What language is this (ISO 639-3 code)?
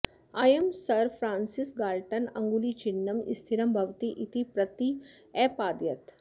san